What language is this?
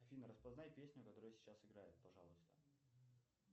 Russian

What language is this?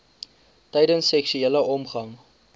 Afrikaans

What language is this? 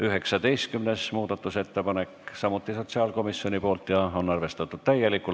Estonian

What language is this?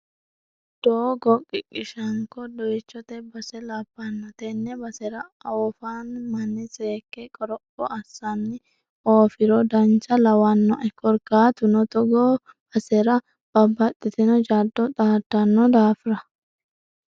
Sidamo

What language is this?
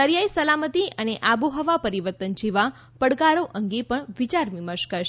Gujarati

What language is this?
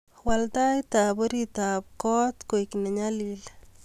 Kalenjin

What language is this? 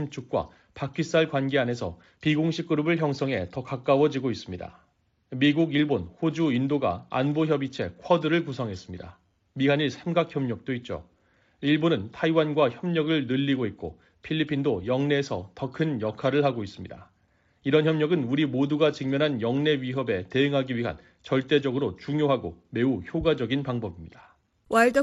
Korean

